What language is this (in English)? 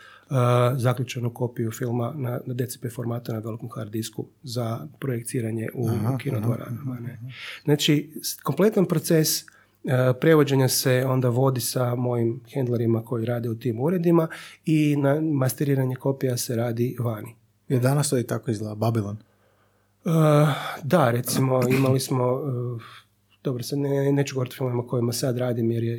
Croatian